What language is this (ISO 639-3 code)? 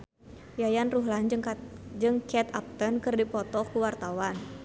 sun